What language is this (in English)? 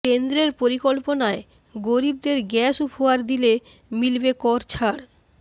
Bangla